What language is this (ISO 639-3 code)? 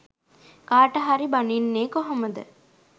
sin